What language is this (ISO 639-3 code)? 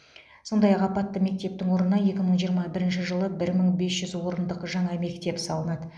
kaz